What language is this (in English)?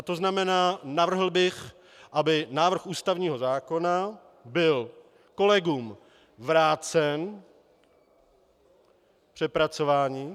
Czech